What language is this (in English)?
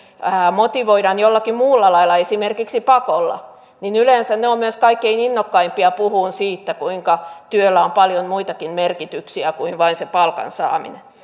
Finnish